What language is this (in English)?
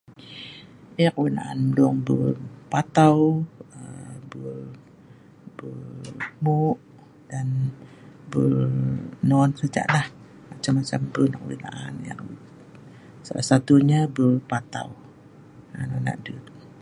Sa'ban